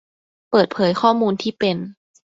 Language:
Thai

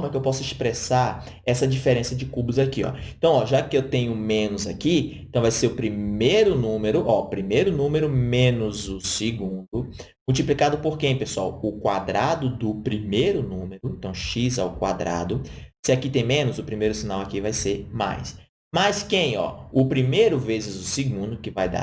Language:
Portuguese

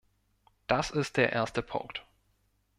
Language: German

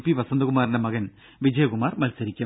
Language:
Malayalam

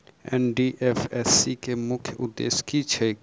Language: Maithili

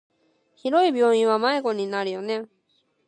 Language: Japanese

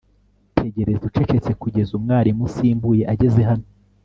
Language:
Kinyarwanda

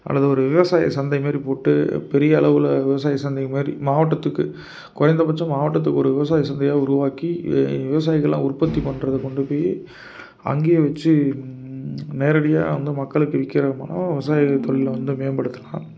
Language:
Tamil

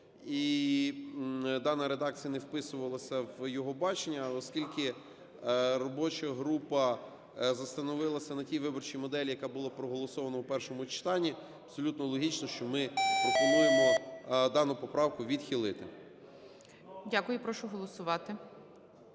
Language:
Ukrainian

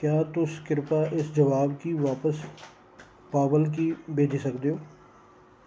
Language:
Dogri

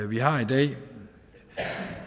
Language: Danish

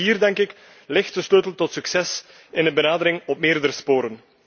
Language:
Dutch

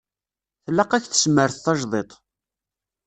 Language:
Kabyle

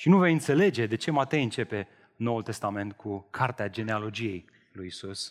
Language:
Romanian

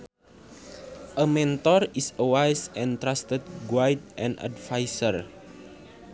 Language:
Sundanese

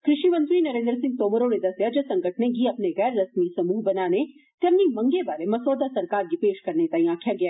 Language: Dogri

